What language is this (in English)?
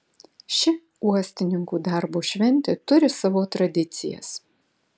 Lithuanian